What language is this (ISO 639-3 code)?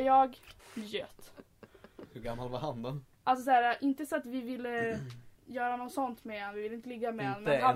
swe